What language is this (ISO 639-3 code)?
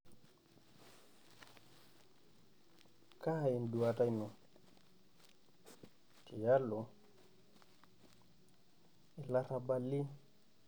mas